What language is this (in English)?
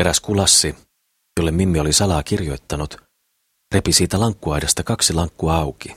Finnish